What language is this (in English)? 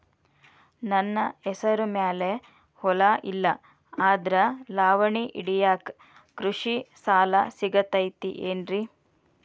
Kannada